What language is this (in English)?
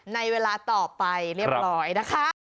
Thai